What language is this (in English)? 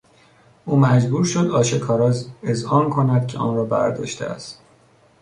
Persian